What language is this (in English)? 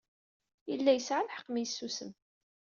Kabyle